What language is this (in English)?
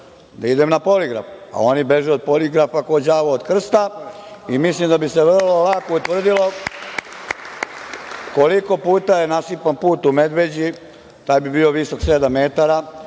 Serbian